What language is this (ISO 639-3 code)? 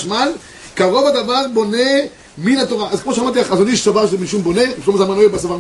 heb